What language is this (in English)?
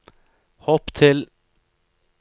Norwegian